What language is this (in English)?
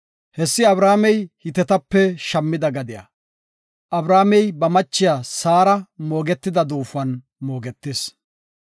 Gofa